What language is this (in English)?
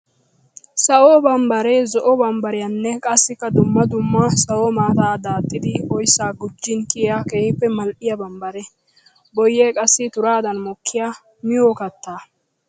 Wolaytta